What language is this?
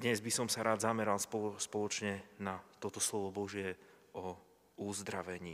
Slovak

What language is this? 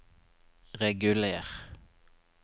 Norwegian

